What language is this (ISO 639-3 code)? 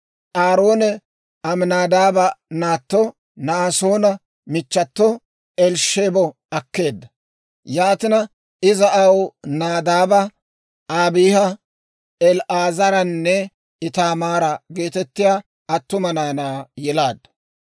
dwr